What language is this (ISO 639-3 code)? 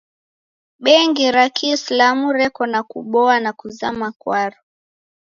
dav